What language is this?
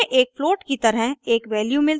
Hindi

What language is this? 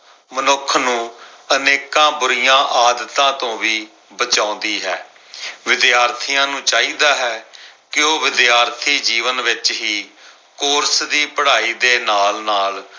Punjabi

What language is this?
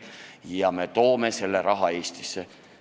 Estonian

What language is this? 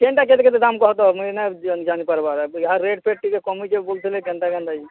Odia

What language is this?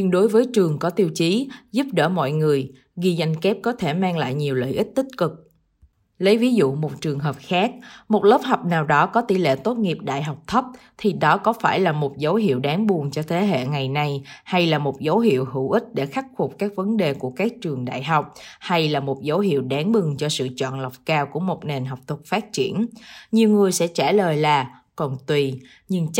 Vietnamese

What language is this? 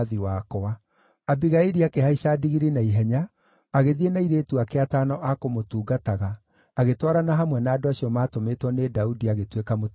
Kikuyu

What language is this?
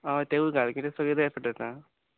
Konkani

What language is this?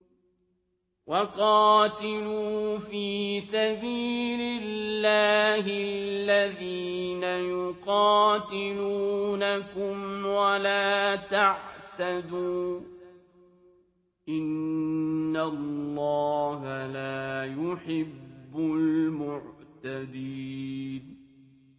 Arabic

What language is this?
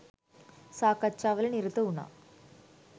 Sinhala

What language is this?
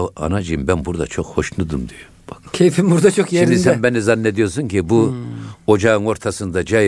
Turkish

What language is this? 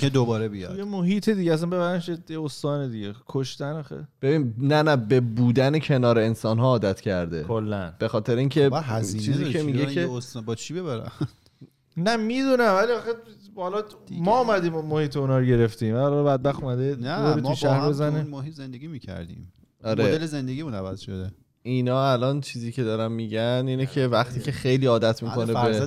Persian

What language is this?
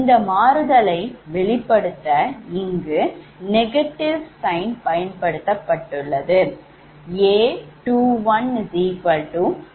Tamil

